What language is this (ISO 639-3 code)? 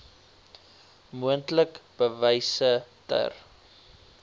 afr